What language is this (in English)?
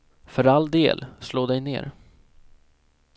Swedish